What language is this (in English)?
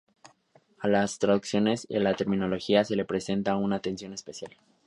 Spanish